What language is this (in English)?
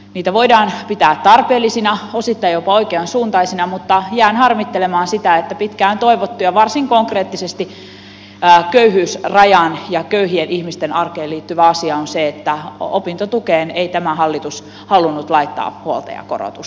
Finnish